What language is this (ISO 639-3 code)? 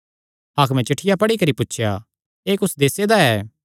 xnr